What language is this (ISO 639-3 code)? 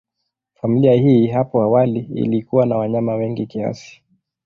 swa